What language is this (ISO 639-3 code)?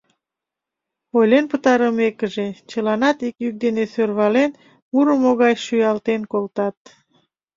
chm